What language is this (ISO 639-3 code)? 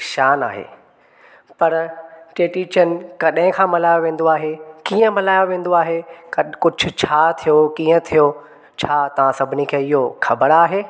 snd